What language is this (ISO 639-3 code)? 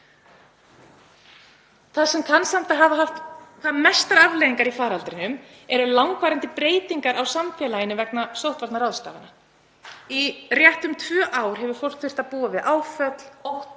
isl